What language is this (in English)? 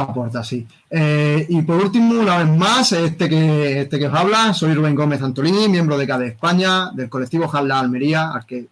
Spanish